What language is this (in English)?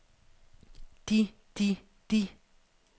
Danish